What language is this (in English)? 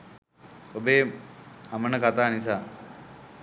Sinhala